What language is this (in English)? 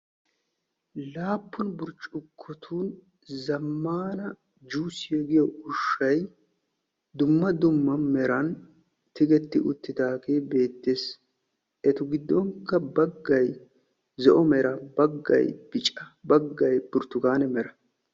Wolaytta